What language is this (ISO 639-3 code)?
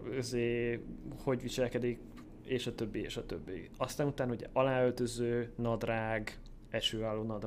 hun